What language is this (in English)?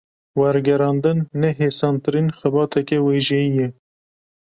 Kurdish